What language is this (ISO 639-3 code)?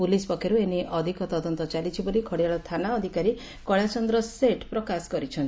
ori